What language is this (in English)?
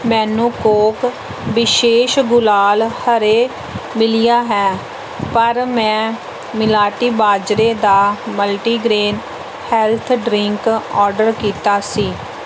Punjabi